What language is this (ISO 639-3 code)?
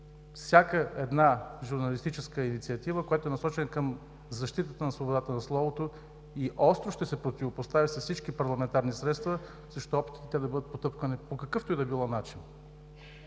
bul